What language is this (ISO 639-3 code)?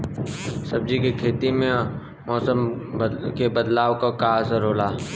bho